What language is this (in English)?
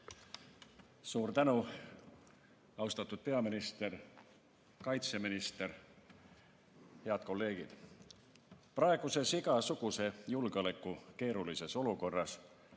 Estonian